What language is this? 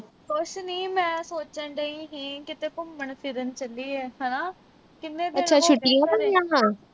Punjabi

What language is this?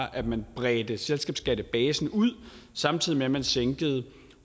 Danish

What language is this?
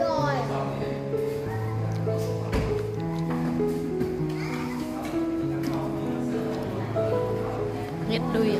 Vietnamese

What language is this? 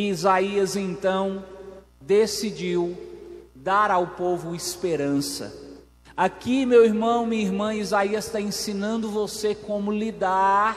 Portuguese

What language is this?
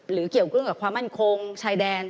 Thai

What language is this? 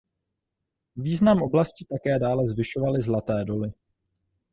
Czech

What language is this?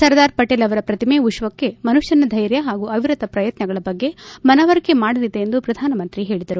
Kannada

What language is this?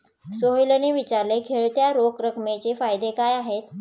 Marathi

